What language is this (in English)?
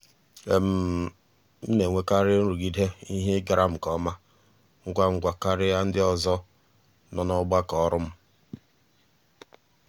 Igbo